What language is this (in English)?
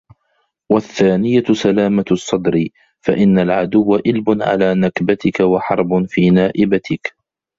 Arabic